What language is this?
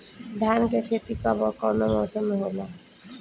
Bhojpuri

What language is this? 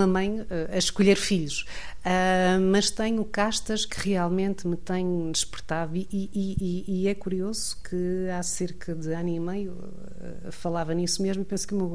Portuguese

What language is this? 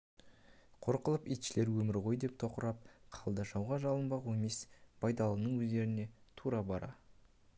Kazakh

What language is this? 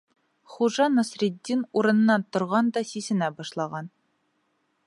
Bashkir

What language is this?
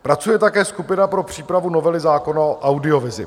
Czech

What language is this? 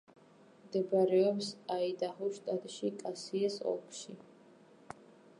Georgian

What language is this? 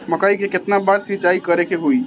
Bhojpuri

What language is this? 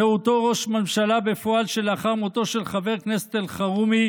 Hebrew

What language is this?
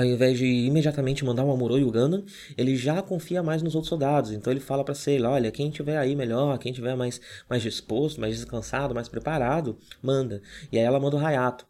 Portuguese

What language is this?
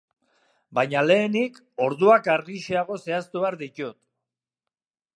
Basque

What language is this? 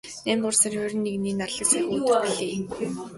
Mongolian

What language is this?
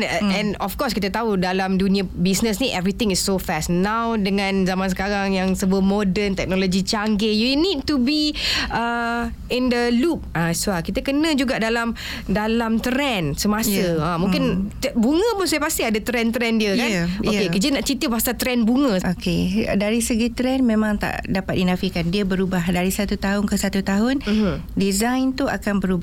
Malay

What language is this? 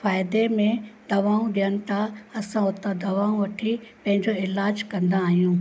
Sindhi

